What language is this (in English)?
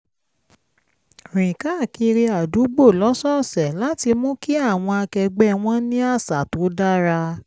Yoruba